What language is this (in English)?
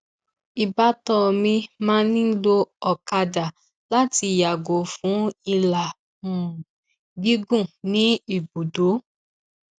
Yoruba